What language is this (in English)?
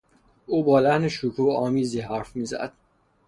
Persian